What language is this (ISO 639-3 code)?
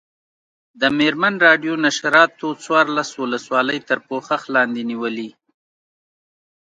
pus